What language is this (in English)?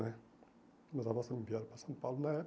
Portuguese